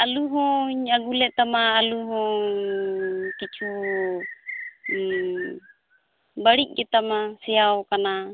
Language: Santali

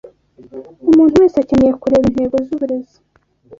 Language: Kinyarwanda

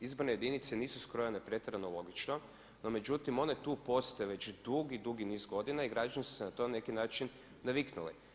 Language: Croatian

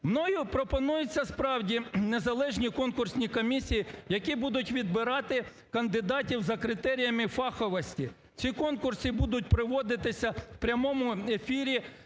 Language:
Ukrainian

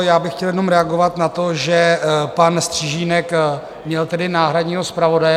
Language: Czech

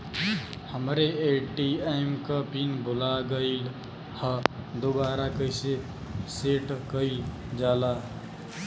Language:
Bhojpuri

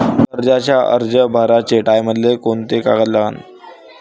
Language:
Marathi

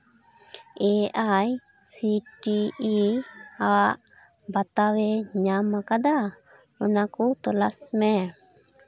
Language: Santali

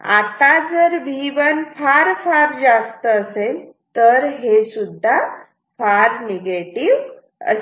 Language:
Marathi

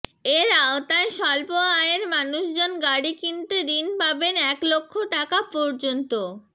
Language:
Bangla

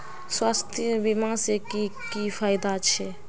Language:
Magahi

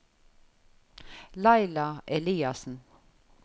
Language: Norwegian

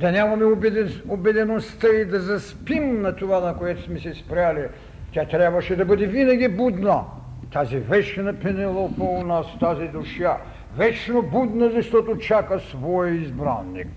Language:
Bulgarian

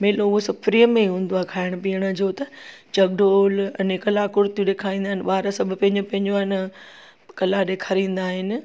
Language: Sindhi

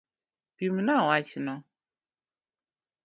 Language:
Luo (Kenya and Tanzania)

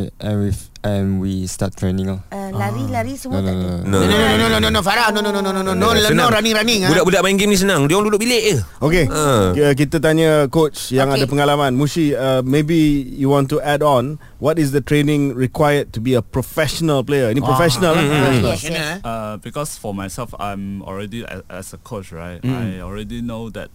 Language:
Malay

